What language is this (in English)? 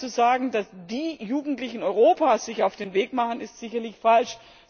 German